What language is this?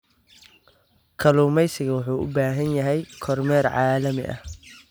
Somali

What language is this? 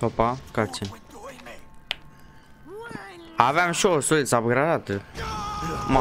Romanian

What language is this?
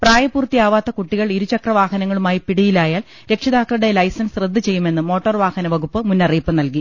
Malayalam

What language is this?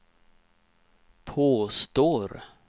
Swedish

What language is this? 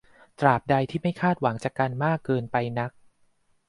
Thai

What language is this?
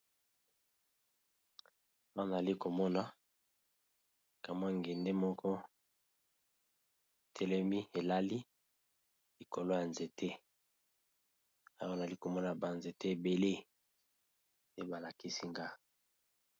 Lingala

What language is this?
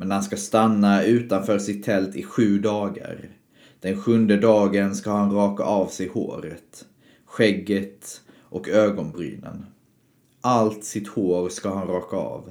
Swedish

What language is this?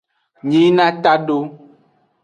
Aja (Benin)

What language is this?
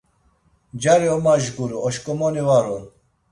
Laz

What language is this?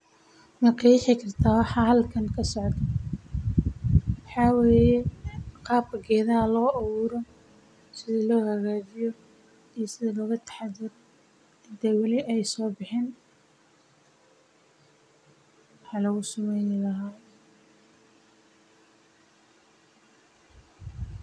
Somali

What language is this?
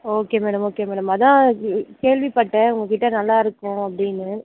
Tamil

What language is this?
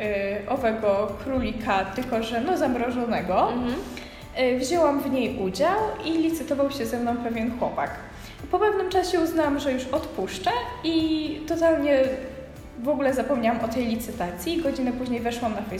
Polish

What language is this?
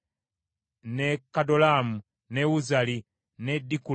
Ganda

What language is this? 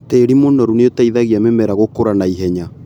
Kikuyu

